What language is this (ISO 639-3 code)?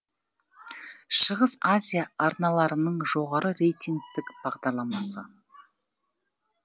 kaz